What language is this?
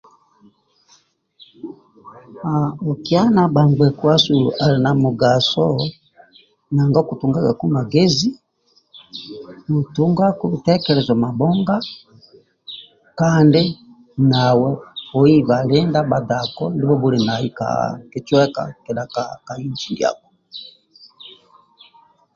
Amba (Uganda)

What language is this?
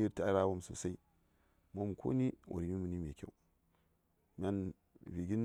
Saya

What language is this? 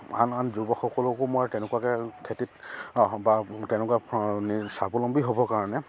Assamese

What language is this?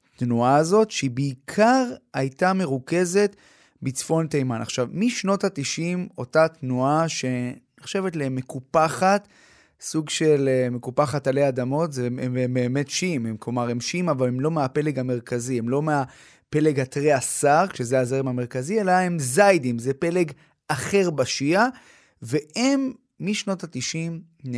Hebrew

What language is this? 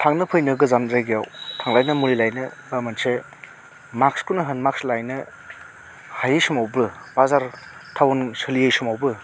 Bodo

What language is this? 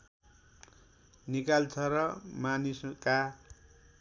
Nepali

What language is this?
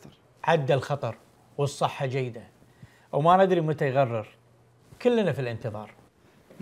Arabic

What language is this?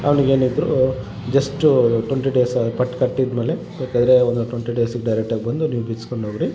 Kannada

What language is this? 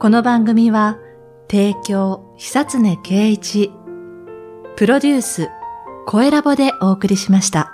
Japanese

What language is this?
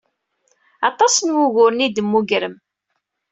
Kabyle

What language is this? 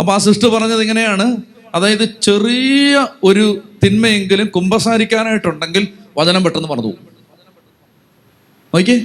Malayalam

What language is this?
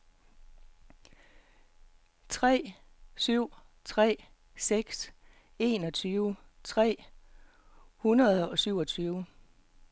Danish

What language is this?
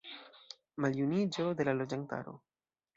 Esperanto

